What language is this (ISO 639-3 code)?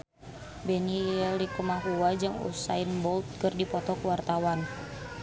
sun